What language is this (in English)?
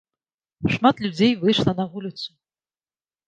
Belarusian